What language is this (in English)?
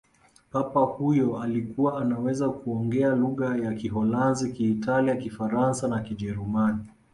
Swahili